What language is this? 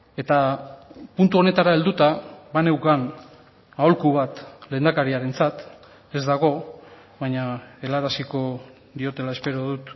Basque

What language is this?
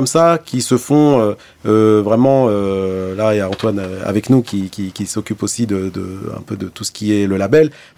French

